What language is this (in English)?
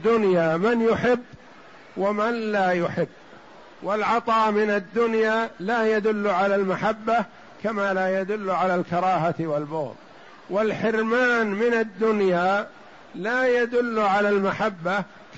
Arabic